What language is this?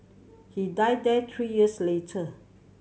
English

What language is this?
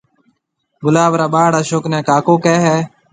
Marwari (Pakistan)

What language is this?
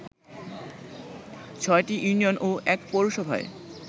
Bangla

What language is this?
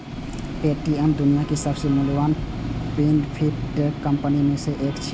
Maithili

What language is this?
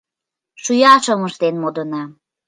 Mari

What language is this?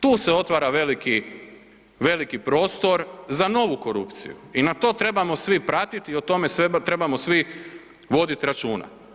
Croatian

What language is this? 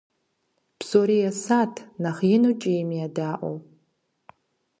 Kabardian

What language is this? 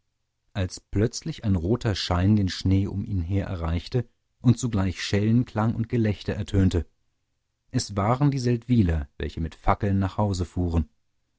German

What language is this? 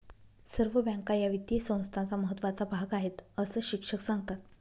Marathi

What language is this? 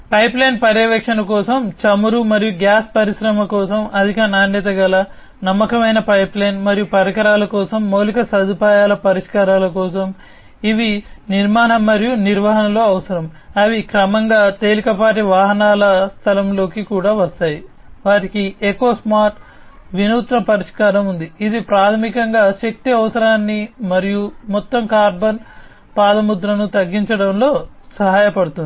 Telugu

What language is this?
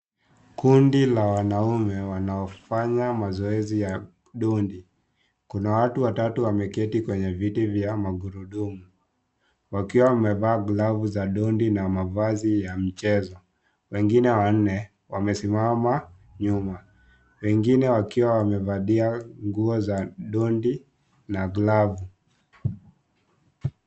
Swahili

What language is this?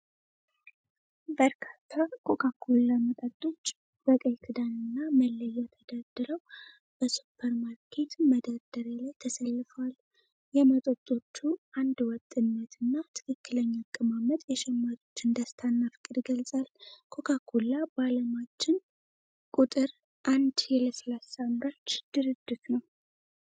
Amharic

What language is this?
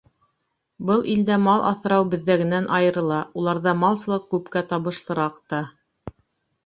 Bashkir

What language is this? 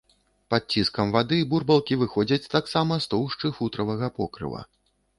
Belarusian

